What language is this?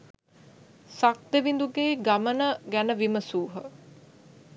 Sinhala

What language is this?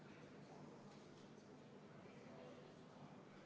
Estonian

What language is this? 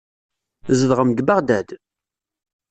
Kabyle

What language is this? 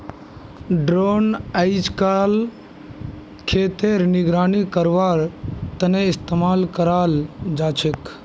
Magahi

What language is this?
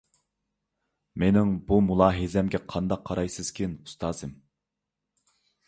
Uyghur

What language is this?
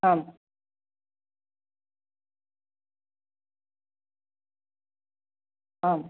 Sanskrit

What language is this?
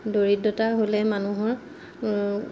Assamese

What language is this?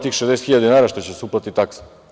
Serbian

